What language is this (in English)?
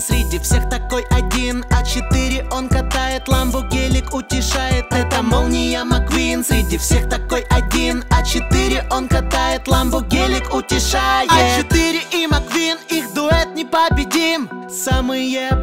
Russian